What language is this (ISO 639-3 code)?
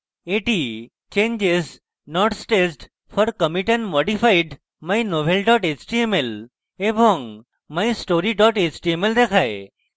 ben